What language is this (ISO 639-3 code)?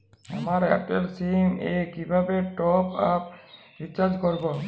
ben